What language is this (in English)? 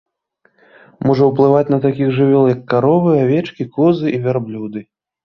Belarusian